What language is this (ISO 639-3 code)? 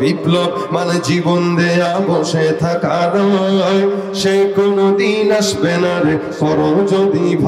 ara